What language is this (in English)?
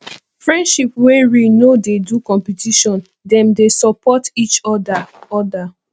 Nigerian Pidgin